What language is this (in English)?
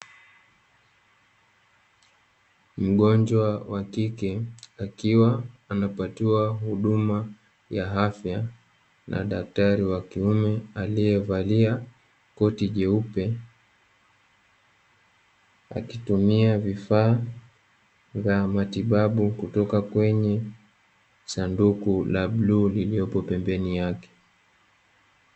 Swahili